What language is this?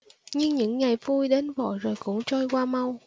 Vietnamese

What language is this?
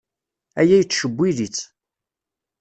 Kabyle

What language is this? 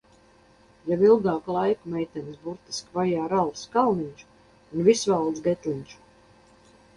Latvian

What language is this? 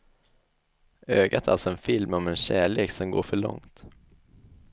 Swedish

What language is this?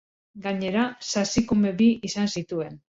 Basque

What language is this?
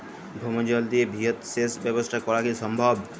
Bangla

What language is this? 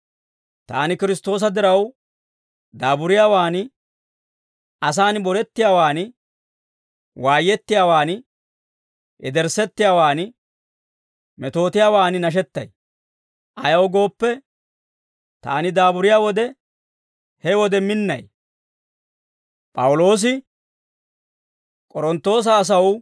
Dawro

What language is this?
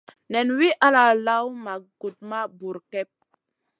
Masana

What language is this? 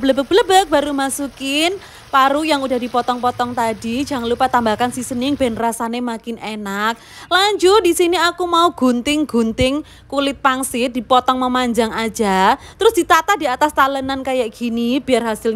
Indonesian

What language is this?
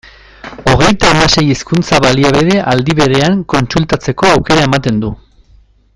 Basque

